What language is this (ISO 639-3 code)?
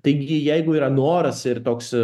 lit